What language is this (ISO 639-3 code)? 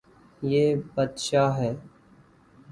urd